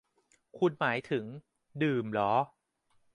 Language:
Thai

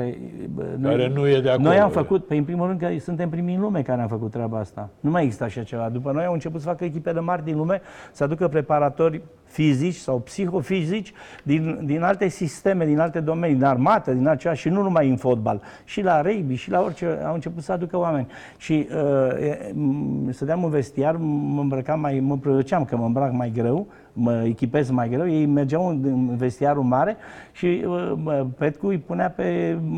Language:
Romanian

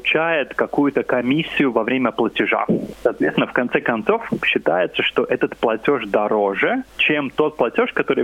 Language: Russian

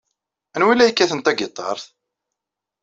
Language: Kabyle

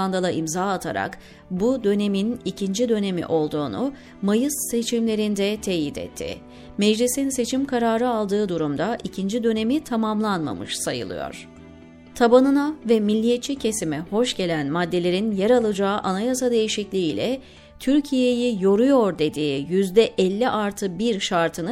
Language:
Turkish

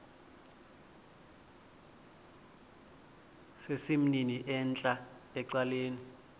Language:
Xhosa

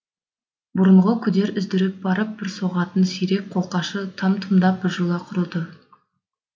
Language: Kazakh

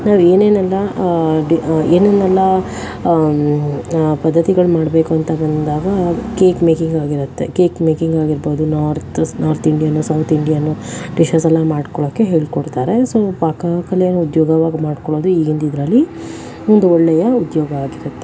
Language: Kannada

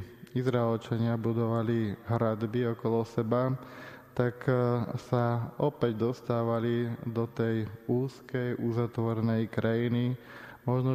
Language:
Slovak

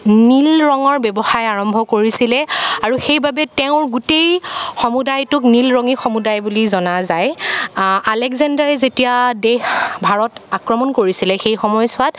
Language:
Assamese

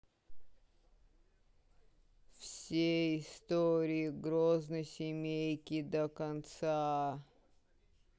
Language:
Russian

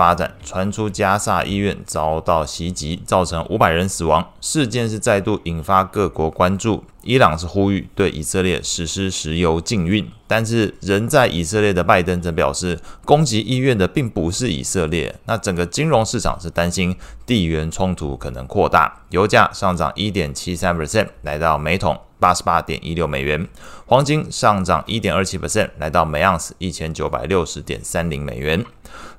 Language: Chinese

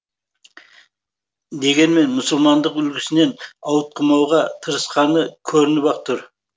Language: Kazakh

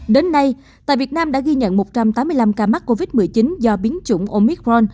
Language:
Vietnamese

